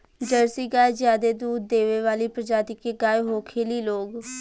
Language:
Bhojpuri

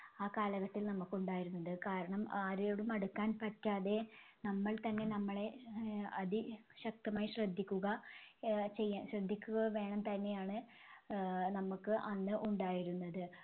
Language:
Malayalam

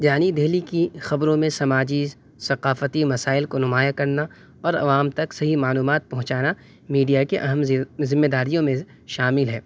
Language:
Urdu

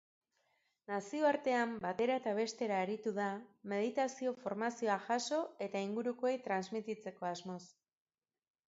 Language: Basque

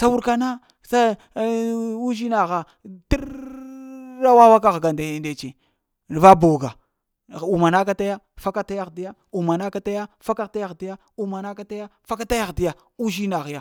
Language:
Lamang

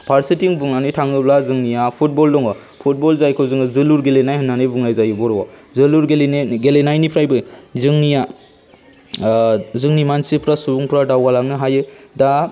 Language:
Bodo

